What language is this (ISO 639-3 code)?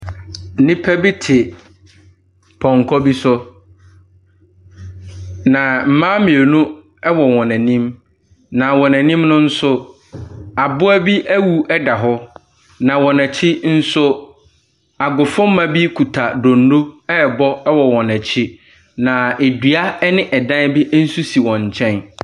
aka